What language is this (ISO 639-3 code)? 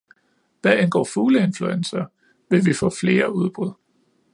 dan